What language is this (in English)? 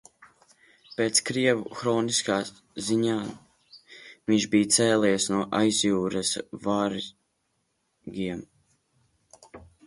Latvian